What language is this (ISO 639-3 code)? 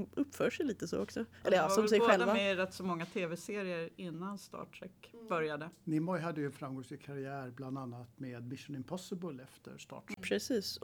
swe